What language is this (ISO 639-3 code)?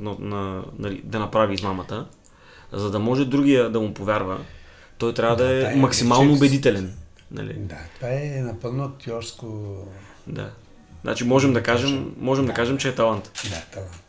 bul